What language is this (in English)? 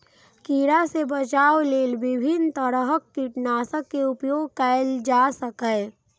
Maithili